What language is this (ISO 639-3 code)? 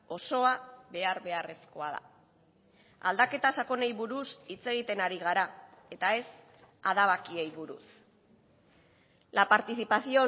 eus